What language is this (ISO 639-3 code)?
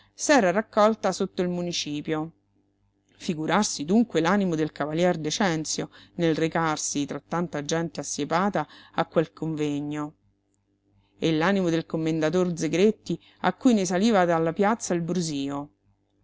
ita